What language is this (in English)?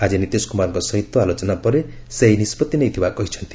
Odia